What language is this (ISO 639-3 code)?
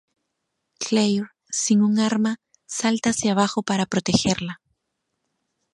spa